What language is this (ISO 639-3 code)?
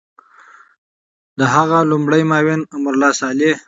pus